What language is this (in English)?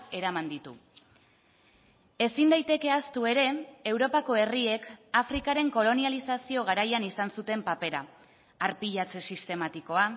Basque